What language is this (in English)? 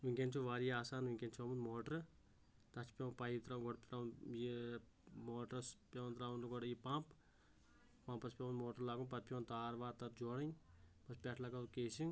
Kashmiri